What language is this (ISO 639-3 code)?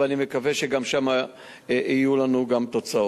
heb